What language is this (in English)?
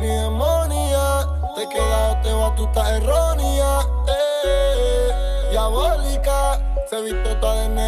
Romanian